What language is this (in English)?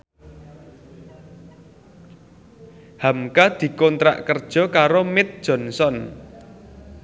Javanese